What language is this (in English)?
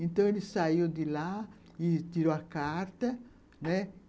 Portuguese